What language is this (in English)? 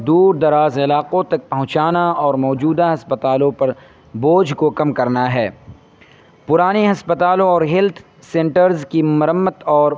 Urdu